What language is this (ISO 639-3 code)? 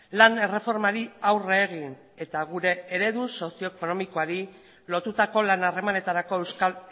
eus